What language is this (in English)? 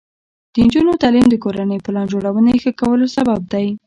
Pashto